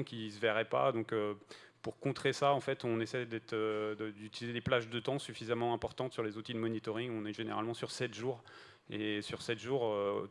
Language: French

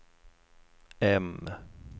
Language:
Swedish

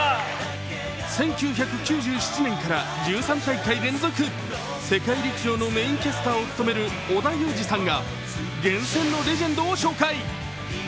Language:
Japanese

